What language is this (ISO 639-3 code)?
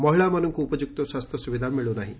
ori